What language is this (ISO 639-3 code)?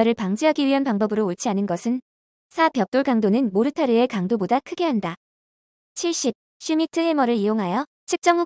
kor